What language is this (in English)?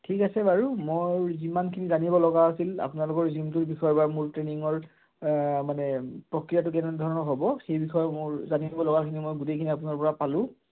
Assamese